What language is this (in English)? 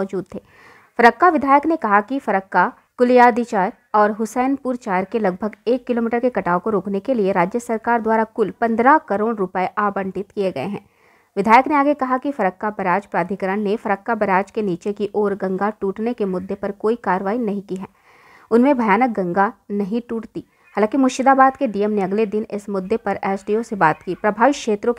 Hindi